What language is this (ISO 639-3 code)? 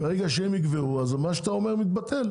heb